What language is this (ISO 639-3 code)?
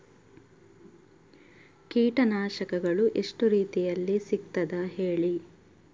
kan